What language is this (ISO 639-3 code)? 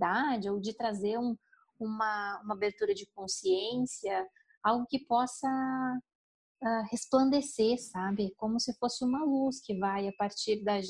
por